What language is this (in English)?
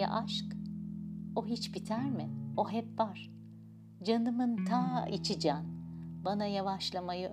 Turkish